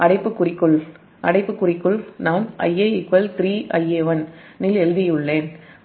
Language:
Tamil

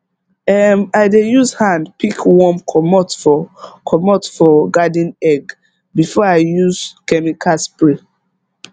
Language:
Nigerian Pidgin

